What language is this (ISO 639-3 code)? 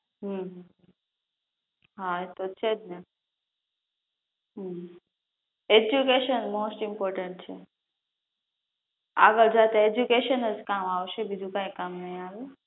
guj